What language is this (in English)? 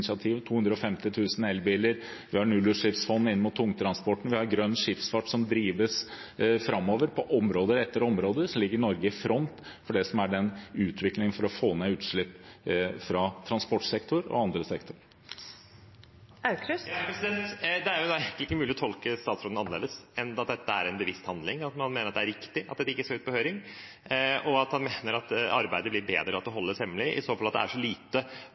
Norwegian Bokmål